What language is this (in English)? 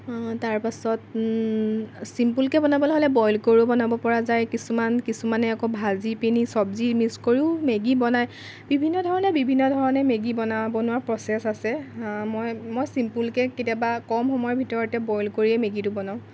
Assamese